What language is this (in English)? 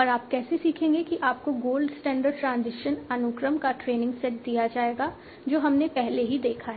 Hindi